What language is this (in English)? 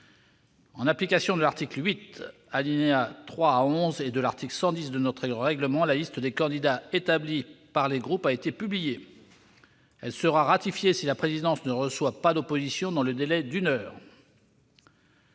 French